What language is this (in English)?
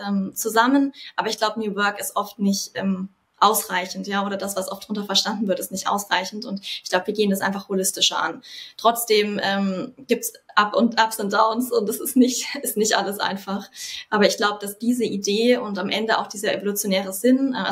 German